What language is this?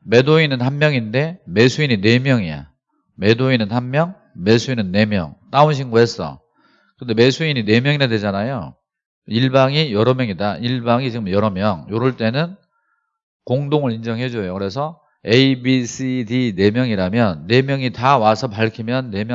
Korean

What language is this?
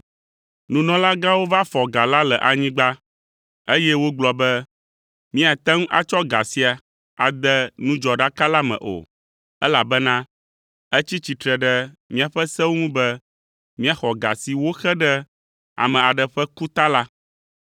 Ewe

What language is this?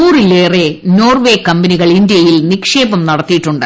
Malayalam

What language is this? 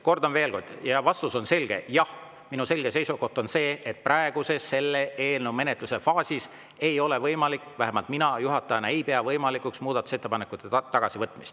Estonian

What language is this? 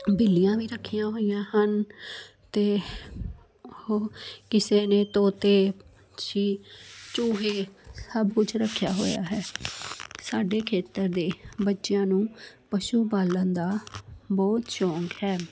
Punjabi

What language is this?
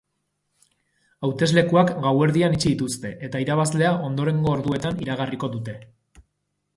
Basque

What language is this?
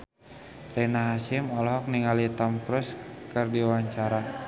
Sundanese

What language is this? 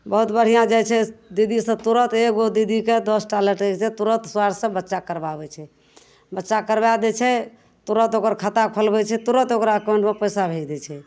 Maithili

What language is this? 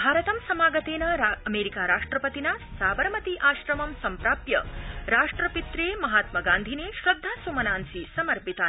Sanskrit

